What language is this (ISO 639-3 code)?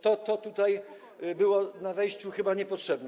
pol